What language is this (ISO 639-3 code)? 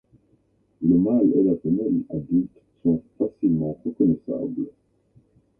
fra